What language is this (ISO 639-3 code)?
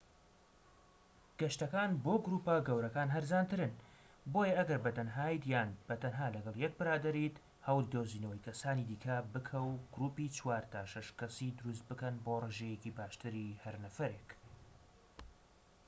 ckb